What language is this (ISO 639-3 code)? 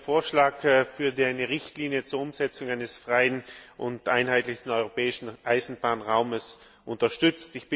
deu